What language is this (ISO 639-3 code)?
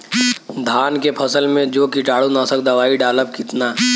bho